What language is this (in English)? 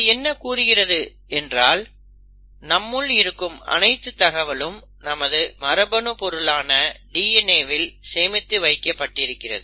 Tamil